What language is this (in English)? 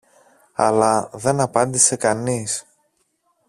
Greek